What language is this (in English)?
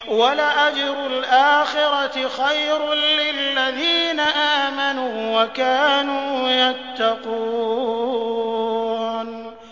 Arabic